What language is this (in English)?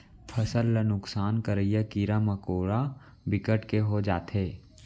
Chhattisgarhi